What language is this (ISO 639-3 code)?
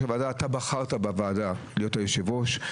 heb